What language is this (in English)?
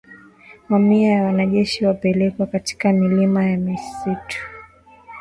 Swahili